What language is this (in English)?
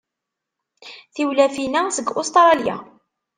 Kabyle